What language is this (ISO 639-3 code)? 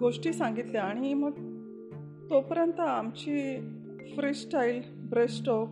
mar